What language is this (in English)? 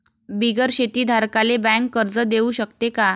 Marathi